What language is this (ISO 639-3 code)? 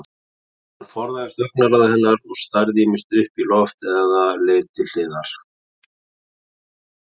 isl